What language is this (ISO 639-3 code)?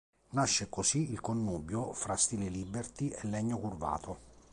ita